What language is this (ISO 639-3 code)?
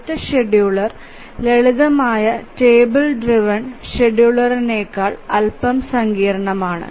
mal